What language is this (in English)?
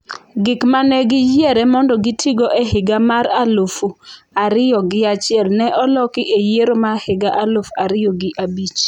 Luo (Kenya and Tanzania)